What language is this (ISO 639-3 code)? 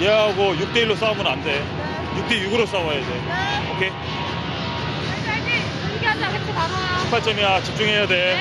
kor